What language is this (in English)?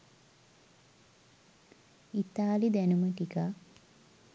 Sinhala